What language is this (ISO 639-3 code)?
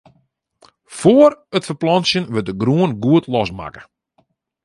fry